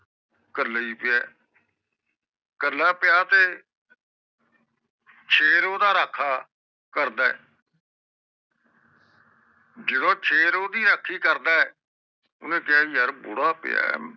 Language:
Punjabi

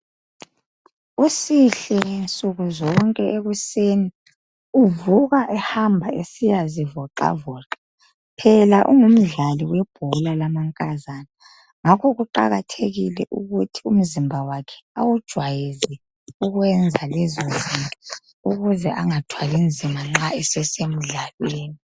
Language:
North Ndebele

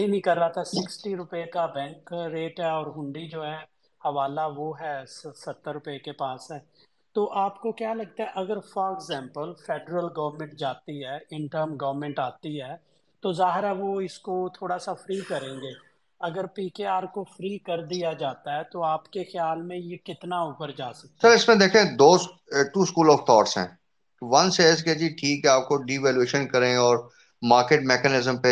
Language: Urdu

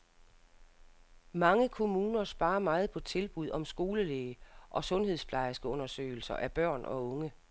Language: Danish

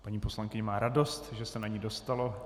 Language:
Czech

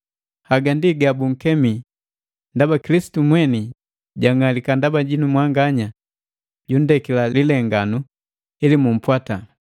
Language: Matengo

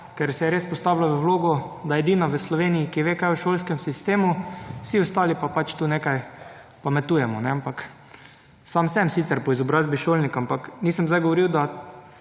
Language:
Slovenian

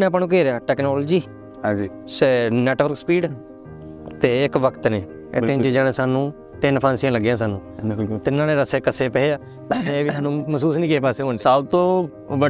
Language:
Punjabi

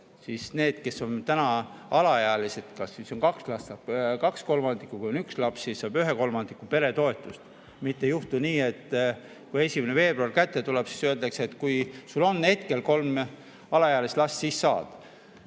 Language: Estonian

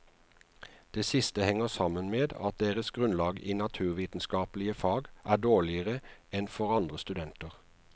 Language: Norwegian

